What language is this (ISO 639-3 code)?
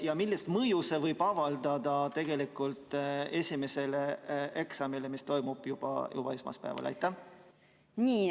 est